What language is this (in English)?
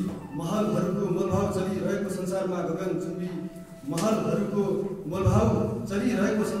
Turkish